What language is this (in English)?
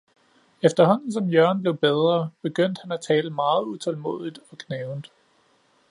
Danish